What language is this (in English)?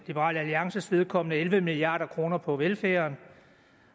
Danish